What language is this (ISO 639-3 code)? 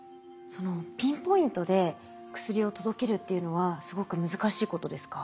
jpn